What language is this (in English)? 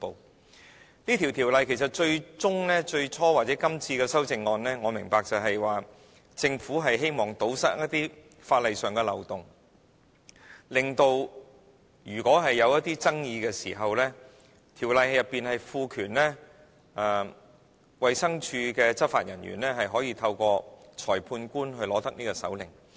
Cantonese